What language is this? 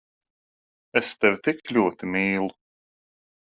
Latvian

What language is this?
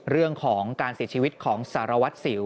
Thai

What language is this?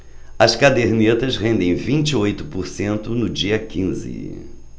Portuguese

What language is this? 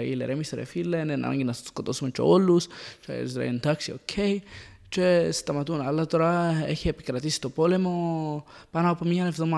Greek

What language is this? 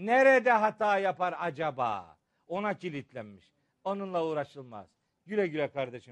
Turkish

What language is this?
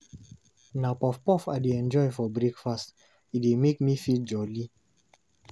Nigerian Pidgin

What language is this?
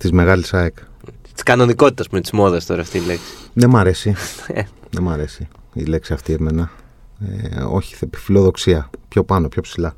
Greek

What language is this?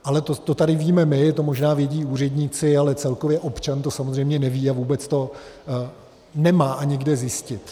Czech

